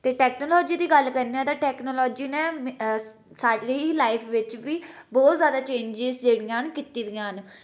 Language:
Dogri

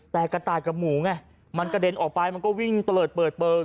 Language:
Thai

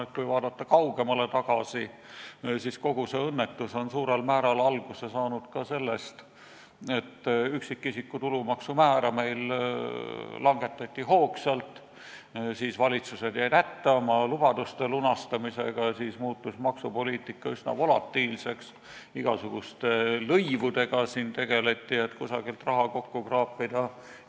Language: Estonian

